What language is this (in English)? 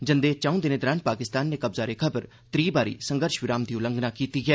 Dogri